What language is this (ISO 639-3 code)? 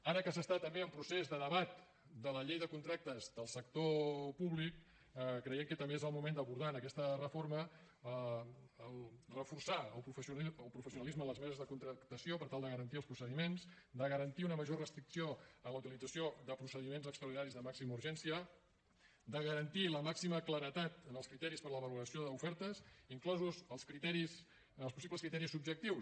cat